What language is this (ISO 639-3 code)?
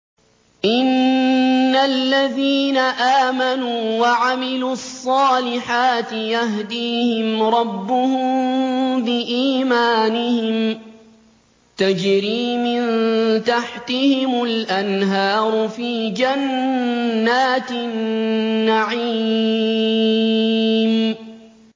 ara